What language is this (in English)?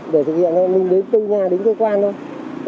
Vietnamese